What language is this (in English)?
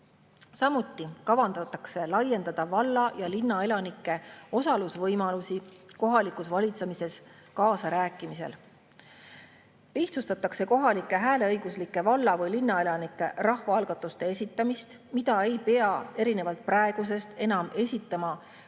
Estonian